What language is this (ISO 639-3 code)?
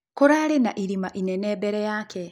kik